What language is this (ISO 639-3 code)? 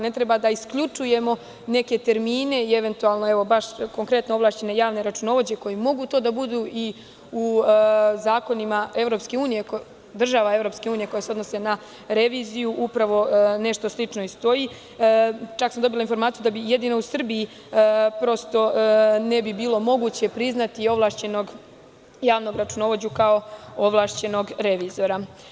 srp